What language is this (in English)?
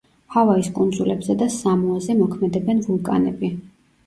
Georgian